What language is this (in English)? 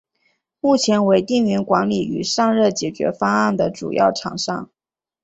Chinese